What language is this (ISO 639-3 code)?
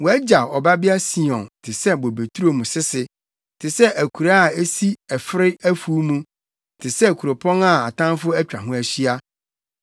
aka